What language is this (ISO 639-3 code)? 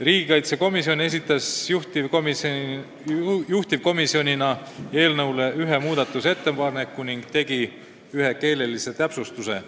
est